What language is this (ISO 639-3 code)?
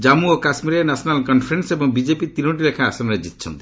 ori